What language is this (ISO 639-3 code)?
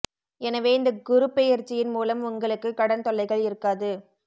tam